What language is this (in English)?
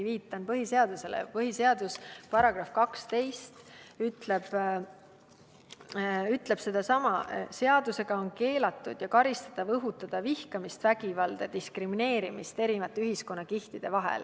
Estonian